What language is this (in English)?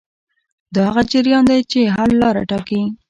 Pashto